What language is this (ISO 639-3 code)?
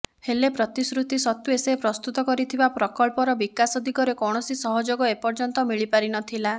ori